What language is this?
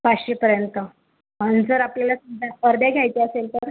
Marathi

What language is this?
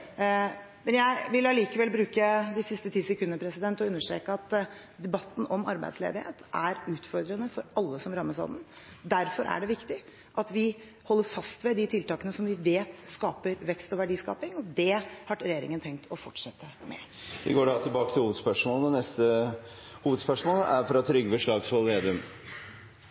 Norwegian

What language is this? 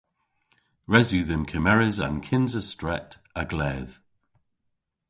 Cornish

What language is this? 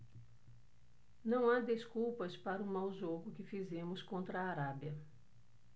Portuguese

